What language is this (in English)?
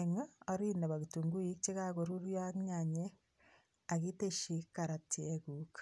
Kalenjin